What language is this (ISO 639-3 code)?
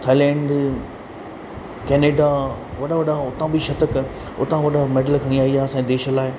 snd